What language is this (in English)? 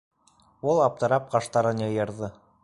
Bashkir